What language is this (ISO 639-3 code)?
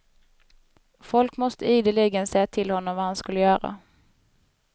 swe